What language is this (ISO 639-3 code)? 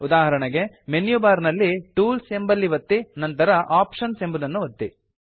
kan